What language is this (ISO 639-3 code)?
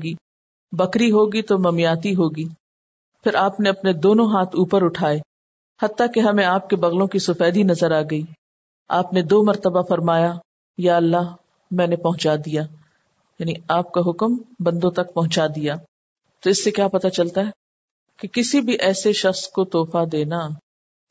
urd